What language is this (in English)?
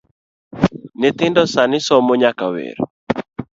Luo (Kenya and Tanzania)